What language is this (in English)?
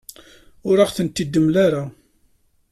Kabyle